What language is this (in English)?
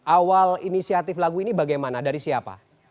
Indonesian